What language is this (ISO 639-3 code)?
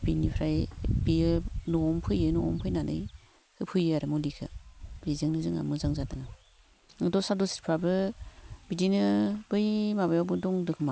brx